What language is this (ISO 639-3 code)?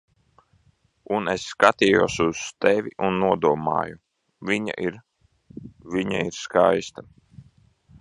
lav